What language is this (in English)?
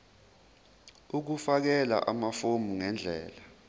Zulu